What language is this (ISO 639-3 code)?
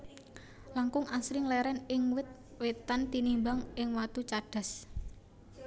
jav